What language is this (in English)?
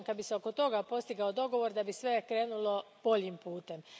Croatian